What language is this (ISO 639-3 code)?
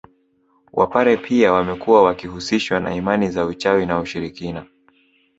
swa